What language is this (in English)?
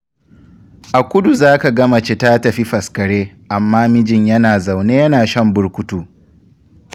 Hausa